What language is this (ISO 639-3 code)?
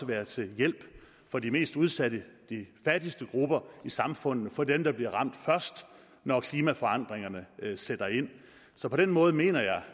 dan